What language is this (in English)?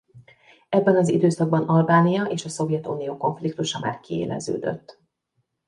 Hungarian